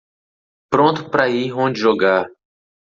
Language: Portuguese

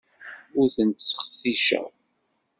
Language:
Kabyle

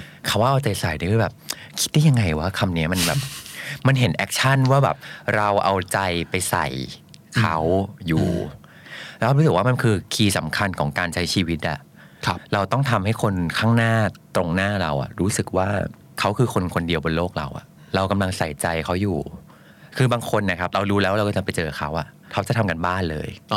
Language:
Thai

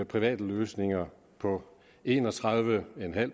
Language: Danish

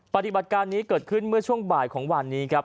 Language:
Thai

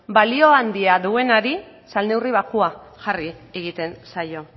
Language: Basque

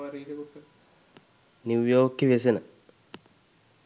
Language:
Sinhala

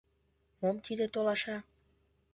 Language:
Mari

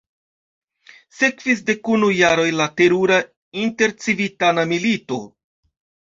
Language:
Esperanto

